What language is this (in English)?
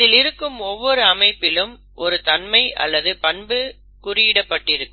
Tamil